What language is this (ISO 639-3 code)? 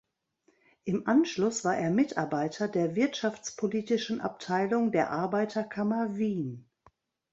deu